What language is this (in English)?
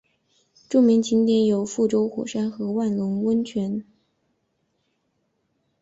Chinese